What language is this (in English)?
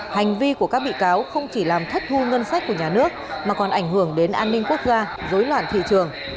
Vietnamese